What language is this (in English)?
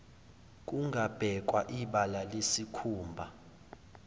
Zulu